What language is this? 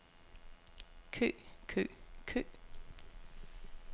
Danish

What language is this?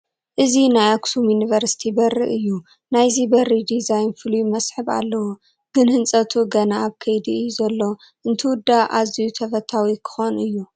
Tigrinya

